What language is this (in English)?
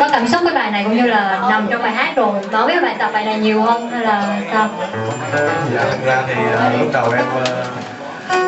Vietnamese